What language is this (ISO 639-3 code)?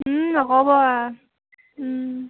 asm